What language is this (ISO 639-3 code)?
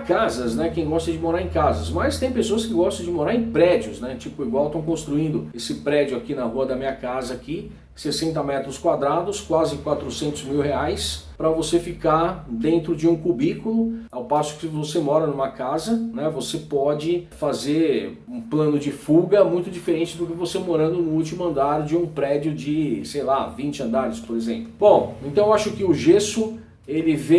por